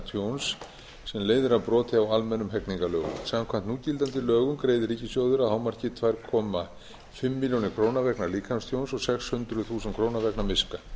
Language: Icelandic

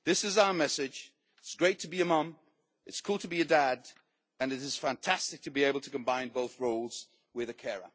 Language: English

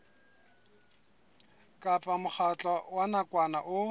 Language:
Southern Sotho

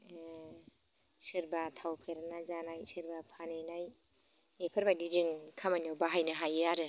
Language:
Bodo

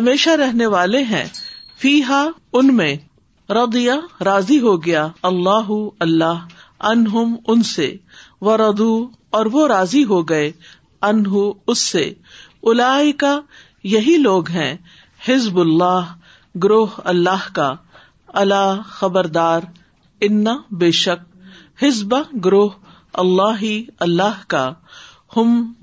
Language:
Urdu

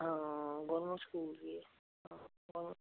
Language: Punjabi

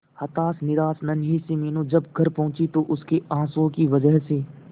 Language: Hindi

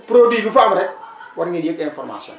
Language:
Wolof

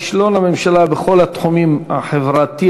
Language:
Hebrew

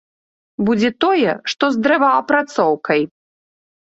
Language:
Belarusian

